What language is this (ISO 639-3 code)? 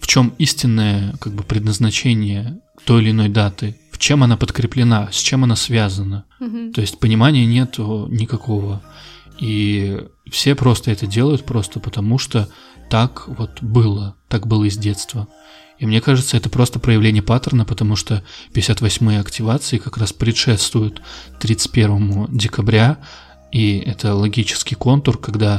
rus